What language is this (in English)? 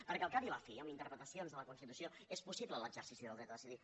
Catalan